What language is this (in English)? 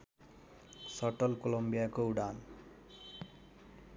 Nepali